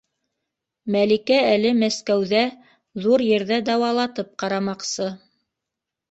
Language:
Bashkir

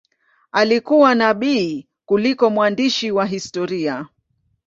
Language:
Swahili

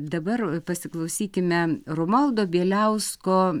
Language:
Lithuanian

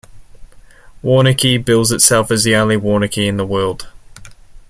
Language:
English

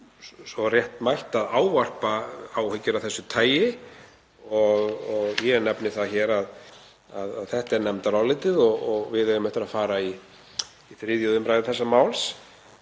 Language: Icelandic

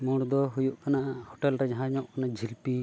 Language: Santali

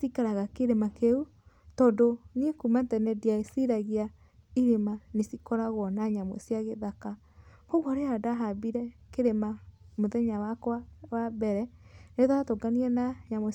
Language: Kikuyu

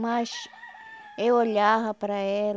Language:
Portuguese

